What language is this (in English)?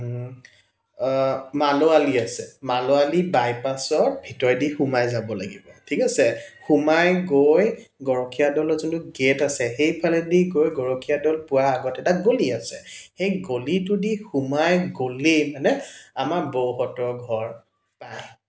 Assamese